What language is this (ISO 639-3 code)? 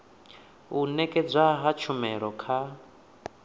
ven